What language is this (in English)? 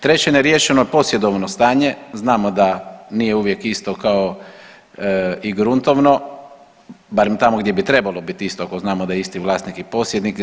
Croatian